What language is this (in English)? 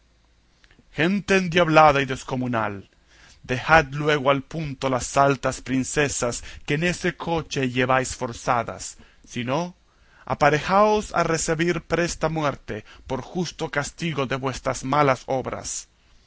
Spanish